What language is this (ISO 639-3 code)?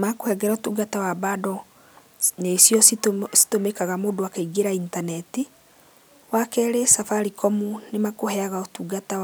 kik